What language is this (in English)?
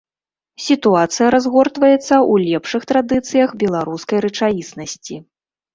Belarusian